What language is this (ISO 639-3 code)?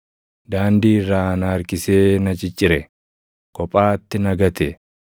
orm